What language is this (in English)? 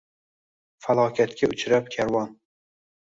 Uzbek